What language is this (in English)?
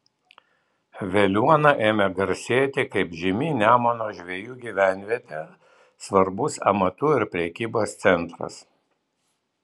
Lithuanian